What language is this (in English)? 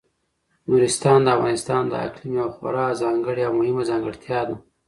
Pashto